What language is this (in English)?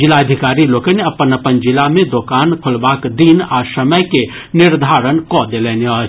Maithili